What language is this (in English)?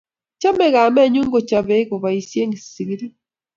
Kalenjin